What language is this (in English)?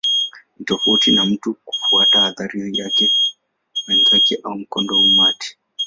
Swahili